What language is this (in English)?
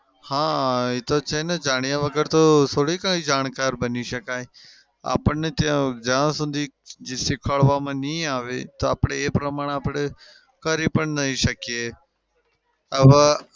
Gujarati